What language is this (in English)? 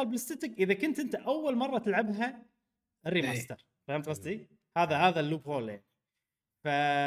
Arabic